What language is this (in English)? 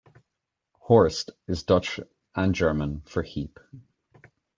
English